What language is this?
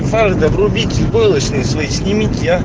Russian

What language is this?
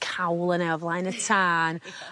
Welsh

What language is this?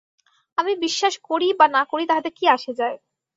Bangla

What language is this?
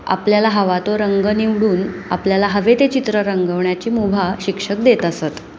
Marathi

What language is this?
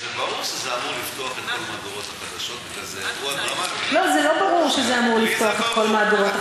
Hebrew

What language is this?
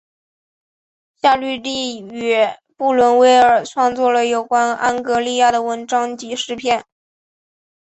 Chinese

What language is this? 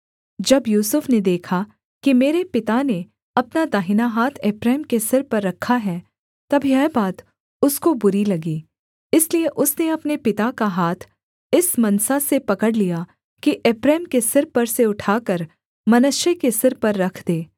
Hindi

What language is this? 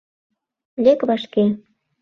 Mari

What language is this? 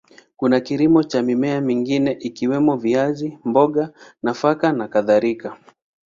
Swahili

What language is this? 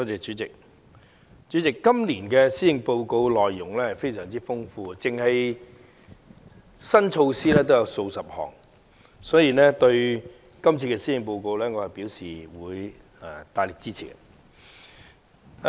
Cantonese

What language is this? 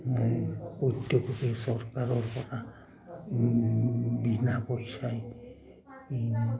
Assamese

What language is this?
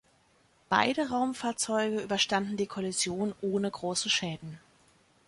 German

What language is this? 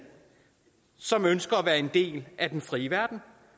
Danish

